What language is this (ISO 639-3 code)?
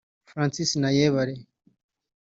kin